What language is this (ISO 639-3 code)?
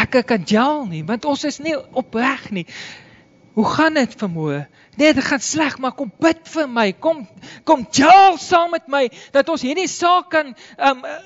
nld